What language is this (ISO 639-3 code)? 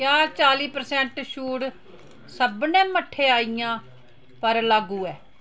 doi